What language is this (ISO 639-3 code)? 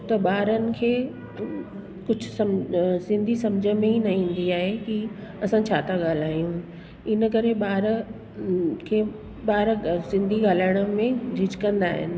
snd